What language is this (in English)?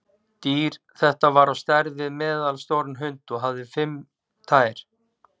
Icelandic